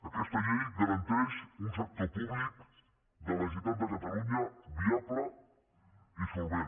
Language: Catalan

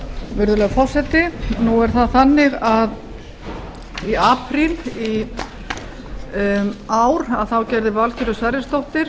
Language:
Icelandic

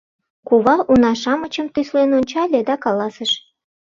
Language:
Mari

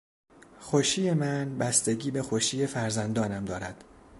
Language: Persian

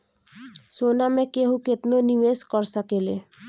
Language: Bhojpuri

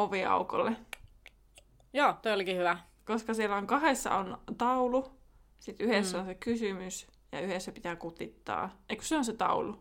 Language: Finnish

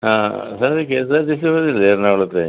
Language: Malayalam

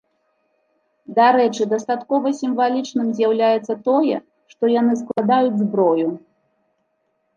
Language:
Belarusian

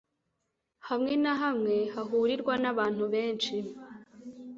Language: Kinyarwanda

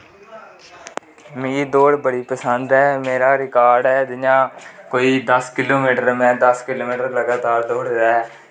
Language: Dogri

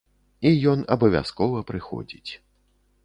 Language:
Belarusian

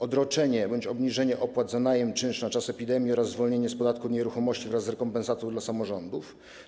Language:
Polish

